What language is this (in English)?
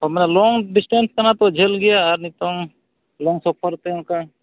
Santali